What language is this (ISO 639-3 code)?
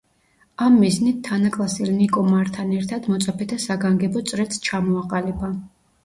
kat